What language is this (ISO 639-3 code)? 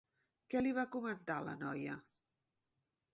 cat